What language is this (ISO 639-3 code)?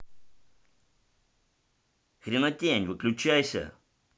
rus